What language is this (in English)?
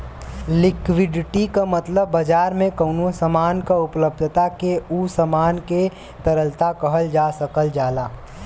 Bhojpuri